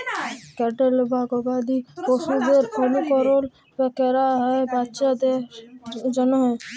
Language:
Bangla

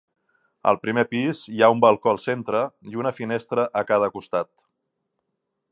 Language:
Catalan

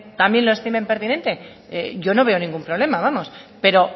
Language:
Spanish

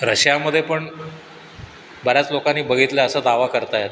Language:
Marathi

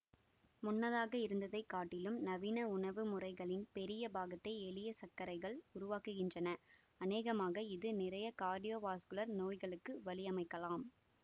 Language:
Tamil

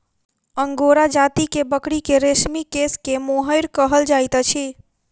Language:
Maithili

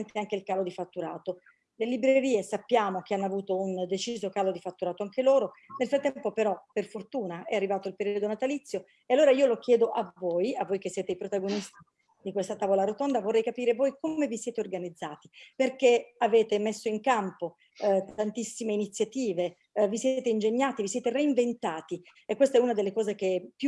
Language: Italian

